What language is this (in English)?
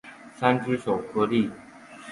Chinese